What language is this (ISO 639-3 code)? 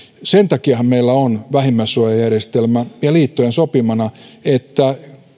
fin